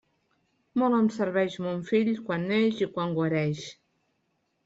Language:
Catalan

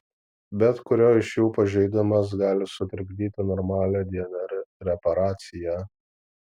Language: Lithuanian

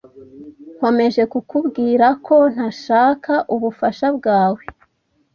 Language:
Kinyarwanda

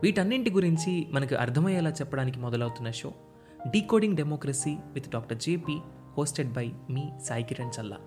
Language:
Telugu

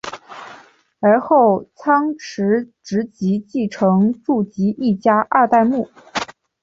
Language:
Chinese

